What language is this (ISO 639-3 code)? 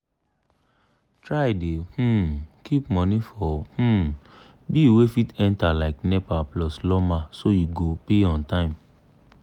pcm